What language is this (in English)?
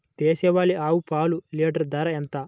Telugu